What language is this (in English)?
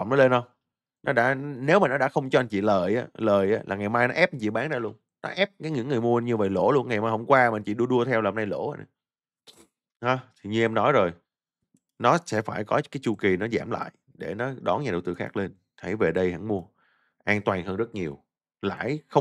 Vietnamese